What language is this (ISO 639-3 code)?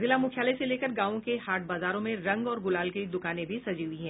hin